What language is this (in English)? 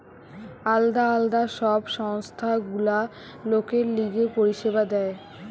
Bangla